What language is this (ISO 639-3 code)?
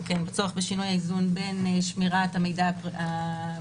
heb